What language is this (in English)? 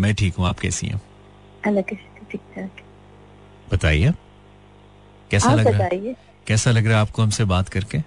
Hindi